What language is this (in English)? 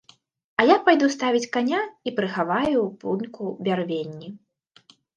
Belarusian